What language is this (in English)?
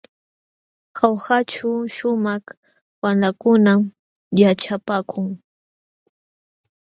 Jauja Wanca Quechua